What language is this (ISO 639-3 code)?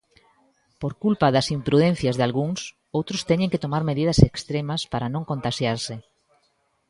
glg